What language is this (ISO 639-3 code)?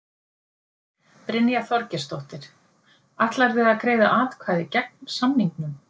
isl